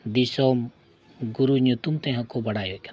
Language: Santali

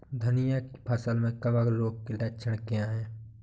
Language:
Hindi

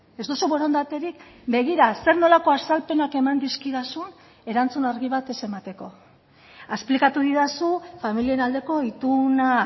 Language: Basque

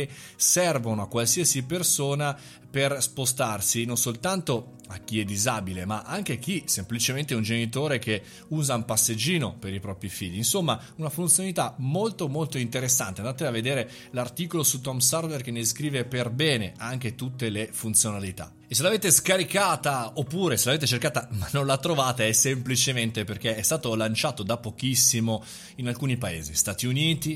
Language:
Italian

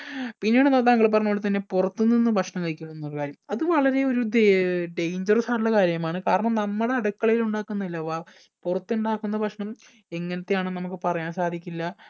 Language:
Malayalam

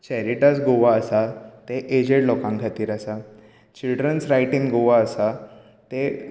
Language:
Konkani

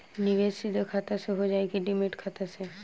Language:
Bhojpuri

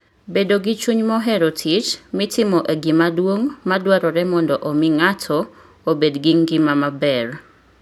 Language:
Luo (Kenya and Tanzania)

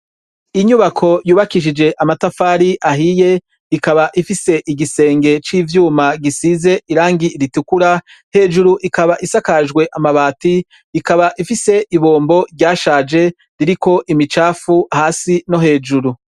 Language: Rundi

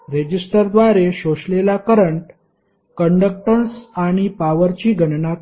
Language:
Marathi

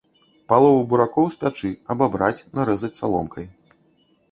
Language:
Belarusian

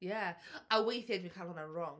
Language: Welsh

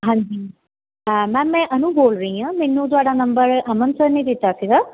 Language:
Punjabi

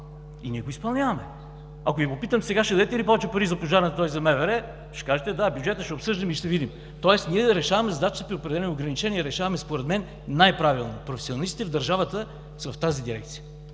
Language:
Bulgarian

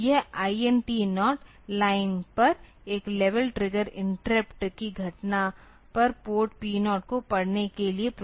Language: Hindi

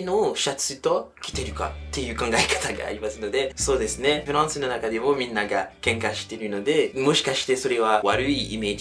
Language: Japanese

